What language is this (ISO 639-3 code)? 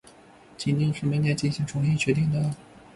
zho